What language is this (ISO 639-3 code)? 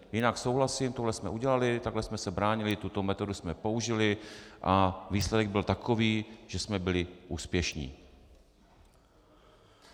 ces